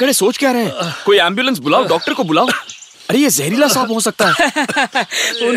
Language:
Hindi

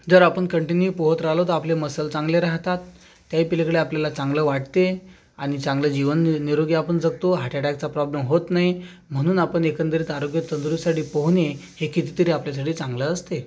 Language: Marathi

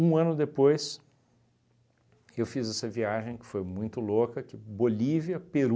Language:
Portuguese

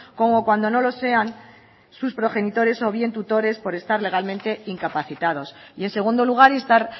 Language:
Spanish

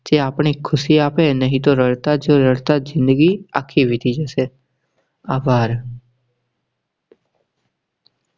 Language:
Gujarati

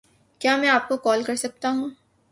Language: Urdu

